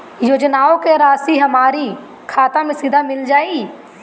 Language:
Bhojpuri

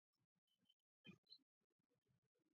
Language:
Georgian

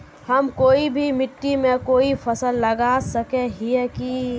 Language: Magahi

